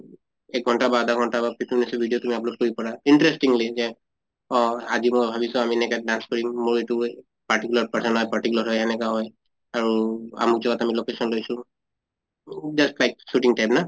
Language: Assamese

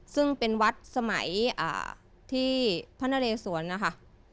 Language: Thai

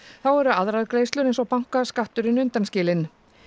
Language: Icelandic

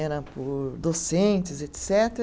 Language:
Portuguese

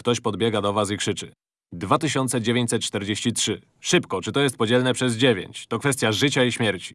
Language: Polish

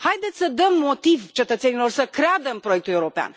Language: Romanian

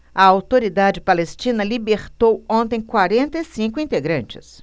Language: Portuguese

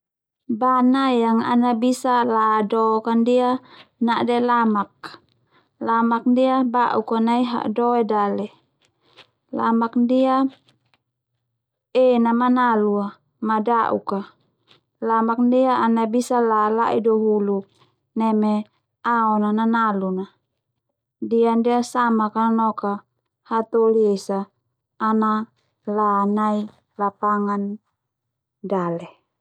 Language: Termanu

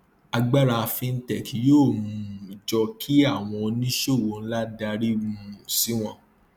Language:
Yoruba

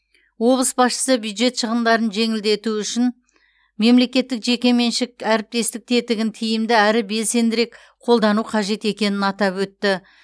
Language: Kazakh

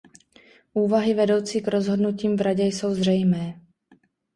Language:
Czech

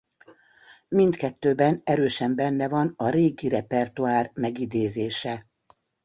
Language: Hungarian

